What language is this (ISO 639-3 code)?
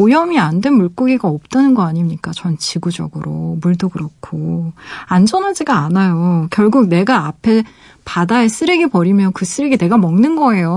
kor